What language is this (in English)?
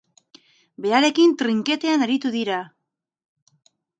Basque